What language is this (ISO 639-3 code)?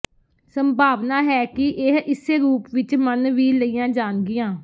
pan